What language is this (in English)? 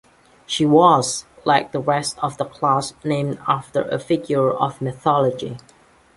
English